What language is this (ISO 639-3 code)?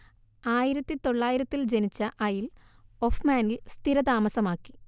mal